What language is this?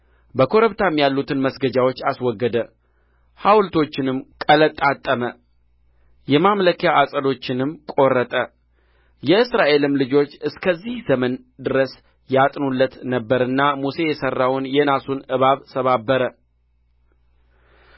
Amharic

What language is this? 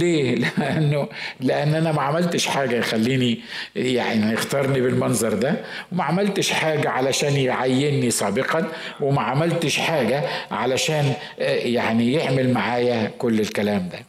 Arabic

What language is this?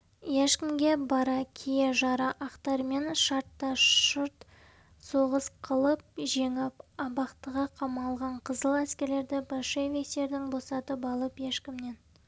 Kazakh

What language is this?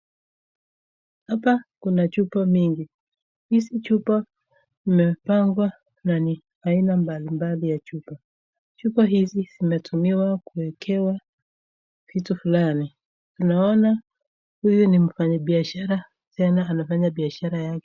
Swahili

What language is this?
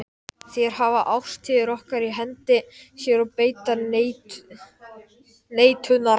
Icelandic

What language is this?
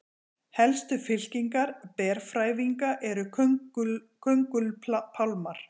Icelandic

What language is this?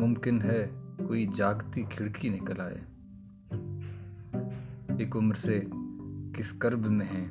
Urdu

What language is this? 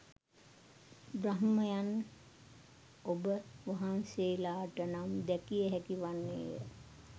Sinhala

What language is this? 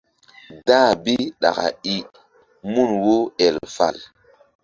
Mbum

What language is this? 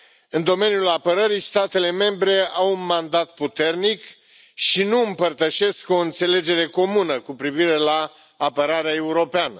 Romanian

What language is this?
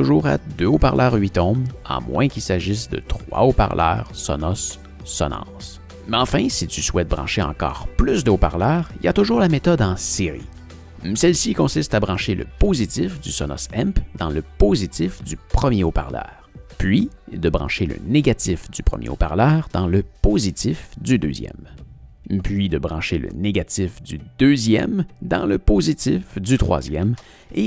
French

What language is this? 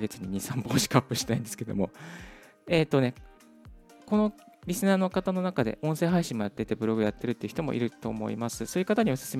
Japanese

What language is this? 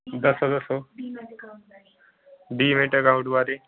Punjabi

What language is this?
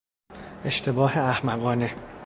Persian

